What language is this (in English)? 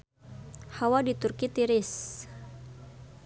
Sundanese